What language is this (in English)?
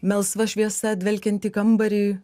Lithuanian